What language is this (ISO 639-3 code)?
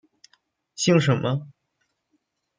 zho